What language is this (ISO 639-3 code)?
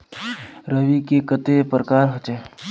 mag